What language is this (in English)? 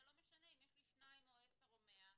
Hebrew